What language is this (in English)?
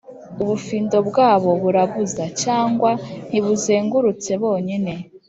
Kinyarwanda